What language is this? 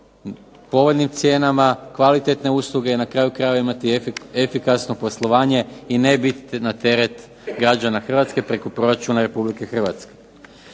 Croatian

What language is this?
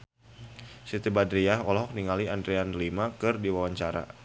Sundanese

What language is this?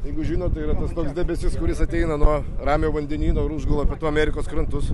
Lithuanian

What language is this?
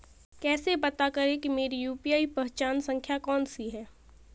Hindi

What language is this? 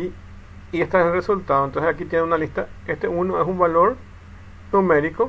Spanish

